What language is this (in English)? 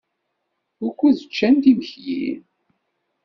Kabyle